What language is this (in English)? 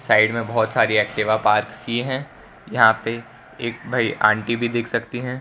Hindi